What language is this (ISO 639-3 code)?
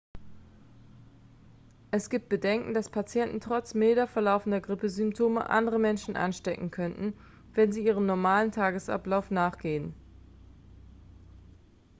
deu